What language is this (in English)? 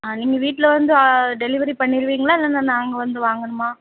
Tamil